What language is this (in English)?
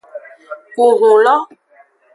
Aja (Benin)